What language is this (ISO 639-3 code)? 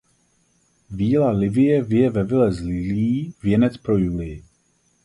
ces